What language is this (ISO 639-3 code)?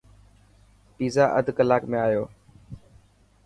mki